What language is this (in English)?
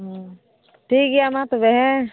Santali